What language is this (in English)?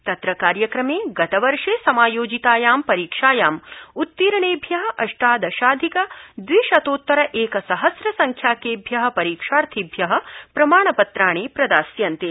Sanskrit